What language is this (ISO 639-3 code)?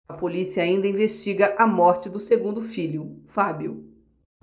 por